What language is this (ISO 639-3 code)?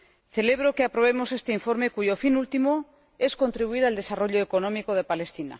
spa